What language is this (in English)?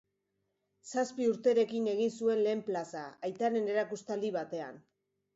Basque